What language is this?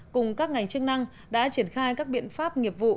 Vietnamese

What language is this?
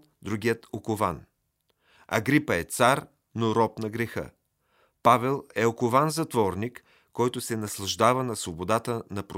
Bulgarian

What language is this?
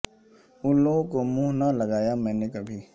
Urdu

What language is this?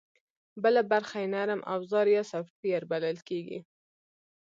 Pashto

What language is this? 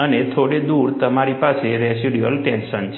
Gujarati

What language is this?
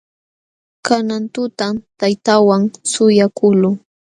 Jauja Wanca Quechua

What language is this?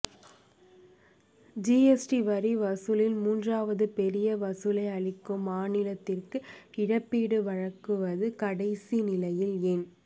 Tamil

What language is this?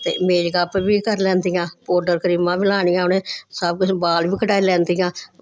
Dogri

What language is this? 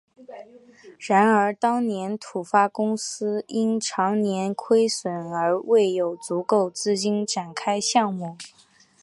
Chinese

